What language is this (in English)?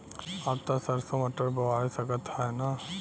Bhojpuri